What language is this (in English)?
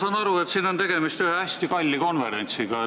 Estonian